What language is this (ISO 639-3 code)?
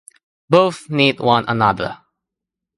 eng